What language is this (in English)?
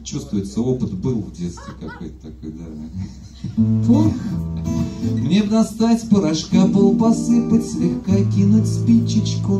Russian